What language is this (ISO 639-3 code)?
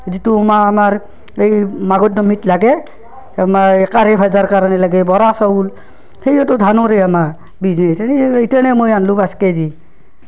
asm